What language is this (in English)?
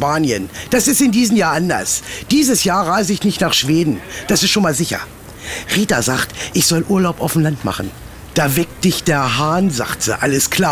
German